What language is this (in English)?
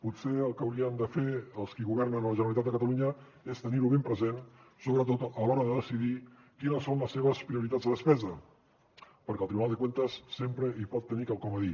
Catalan